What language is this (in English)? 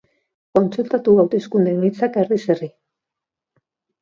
Basque